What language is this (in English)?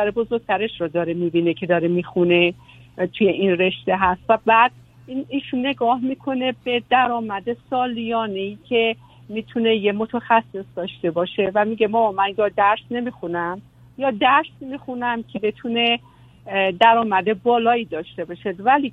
Persian